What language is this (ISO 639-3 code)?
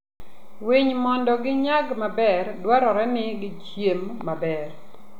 luo